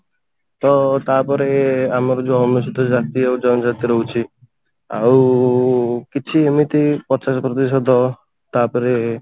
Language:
Odia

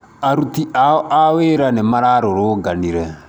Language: Kikuyu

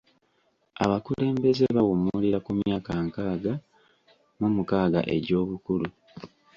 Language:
Ganda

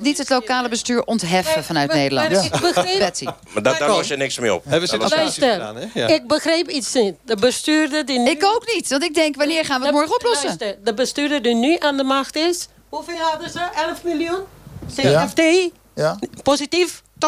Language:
Dutch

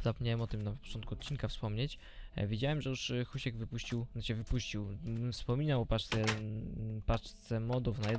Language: Polish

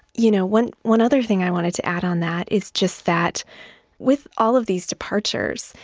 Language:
English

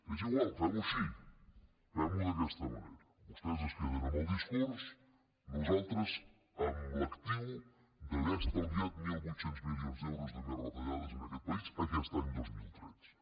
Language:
Catalan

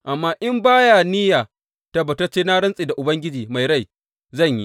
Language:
Hausa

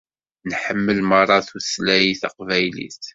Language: Kabyle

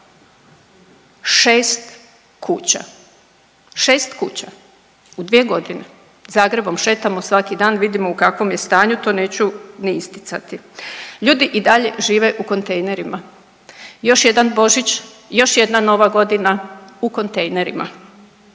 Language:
Croatian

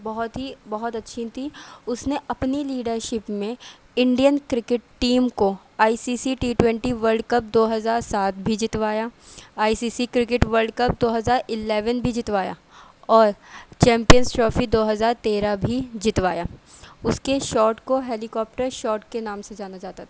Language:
Urdu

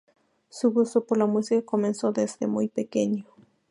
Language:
Spanish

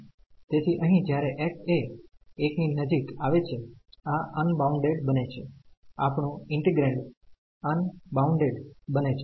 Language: Gujarati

